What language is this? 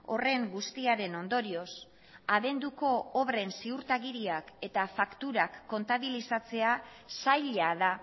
Basque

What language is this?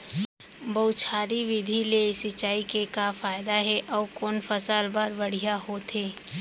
Chhattisgarhi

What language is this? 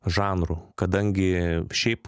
Lithuanian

